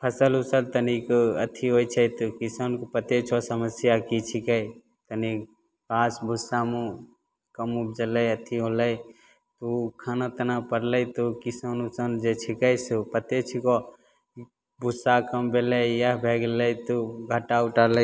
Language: Maithili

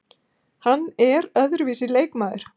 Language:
Icelandic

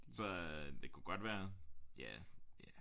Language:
Danish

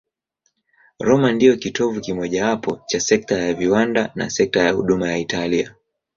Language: Swahili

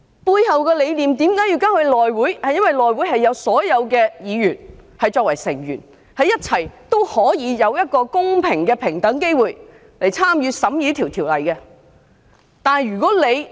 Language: Cantonese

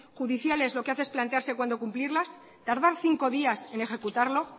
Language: Spanish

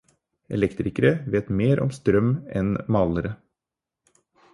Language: Norwegian Bokmål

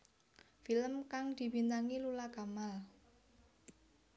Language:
Javanese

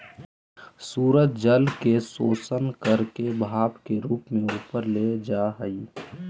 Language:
Magahi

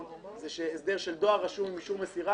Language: Hebrew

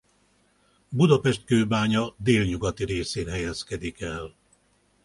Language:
Hungarian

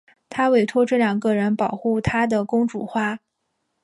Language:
Chinese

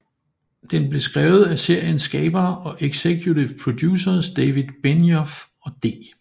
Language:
Danish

